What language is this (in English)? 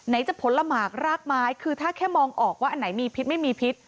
Thai